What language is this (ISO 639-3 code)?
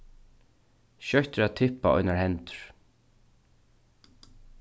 fao